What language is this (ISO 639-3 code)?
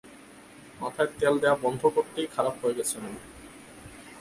ben